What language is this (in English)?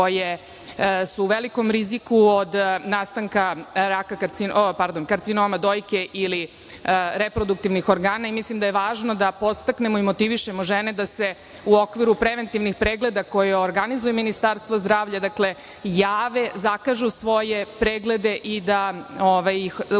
Serbian